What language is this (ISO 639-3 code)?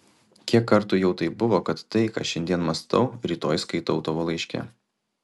lit